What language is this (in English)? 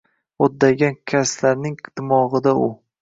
Uzbek